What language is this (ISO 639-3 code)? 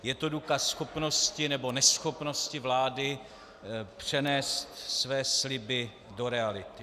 ces